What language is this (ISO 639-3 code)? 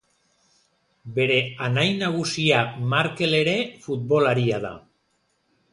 eus